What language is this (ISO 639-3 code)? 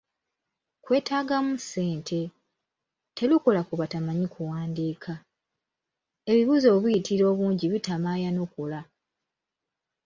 lug